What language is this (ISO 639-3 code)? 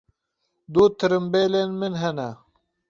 kur